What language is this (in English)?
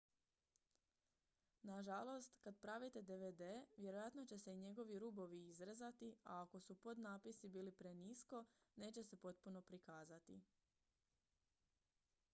Croatian